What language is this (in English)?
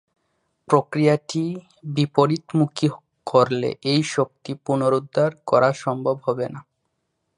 Bangla